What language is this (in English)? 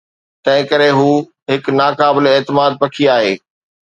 Sindhi